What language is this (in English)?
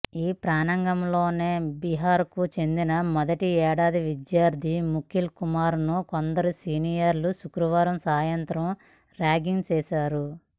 Telugu